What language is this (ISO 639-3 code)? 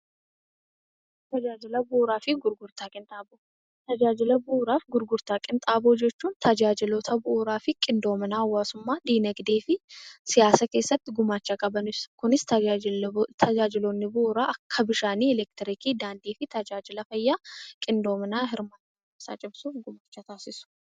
orm